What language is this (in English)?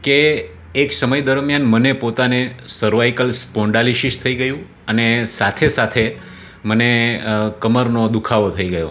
Gujarati